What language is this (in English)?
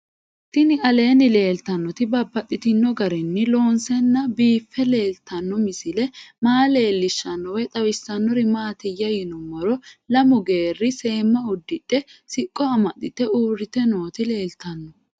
Sidamo